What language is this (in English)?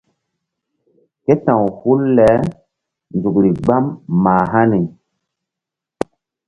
Mbum